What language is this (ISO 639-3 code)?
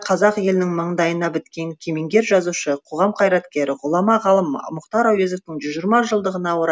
kaz